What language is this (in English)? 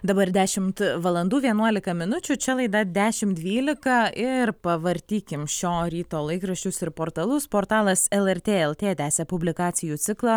Lithuanian